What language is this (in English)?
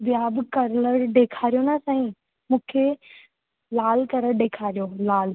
Sindhi